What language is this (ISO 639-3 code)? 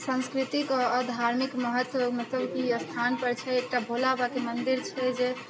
mai